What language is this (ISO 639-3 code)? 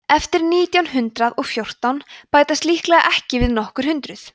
isl